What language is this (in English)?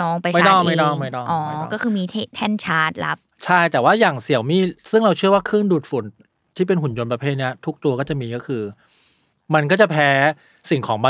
Thai